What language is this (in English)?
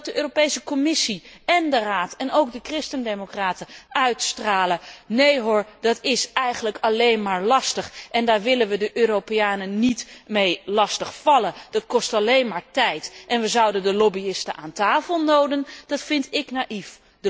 Dutch